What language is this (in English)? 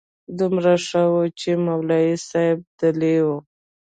Pashto